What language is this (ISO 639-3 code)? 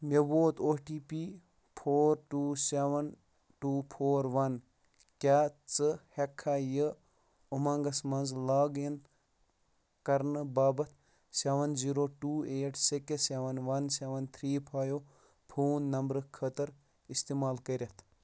kas